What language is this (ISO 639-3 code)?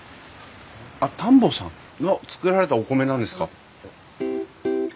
jpn